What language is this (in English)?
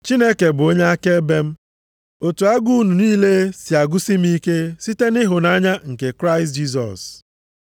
Igbo